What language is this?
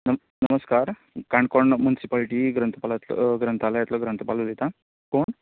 Konkani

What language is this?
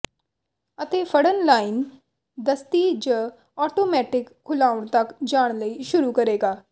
Punjabi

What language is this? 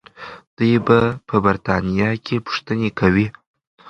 Pashto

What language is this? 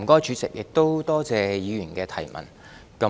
Cantonese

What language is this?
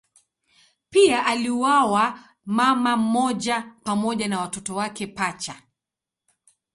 Swahili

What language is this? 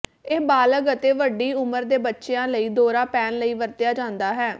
Punjabi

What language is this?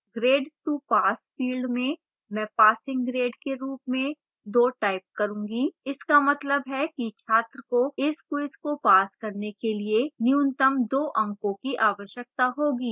Hindi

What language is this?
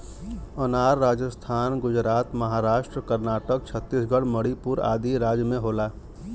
Bhojpuri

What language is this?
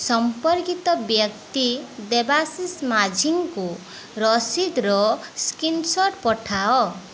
Odia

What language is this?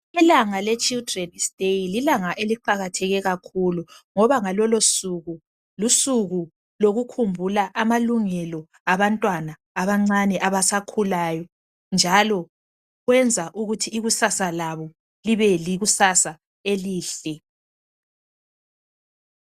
North Ndebele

